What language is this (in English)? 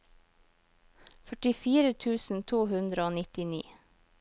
Norwegian